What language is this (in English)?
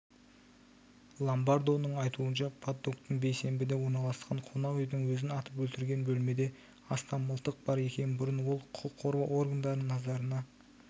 Kazakh